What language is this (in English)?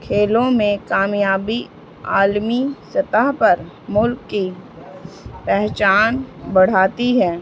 Urdu